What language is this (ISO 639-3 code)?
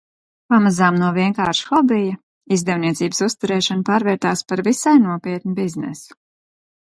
lav